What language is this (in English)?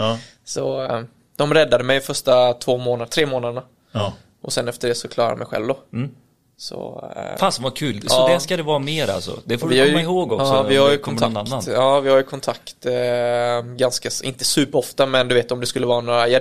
Swedish